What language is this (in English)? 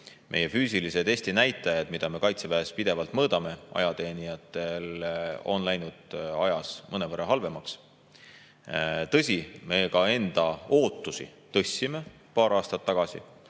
Estonian